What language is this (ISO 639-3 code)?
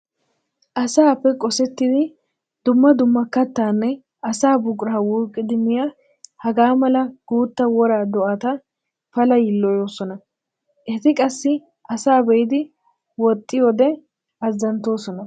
wal